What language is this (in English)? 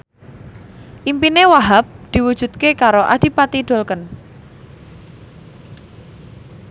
Javanese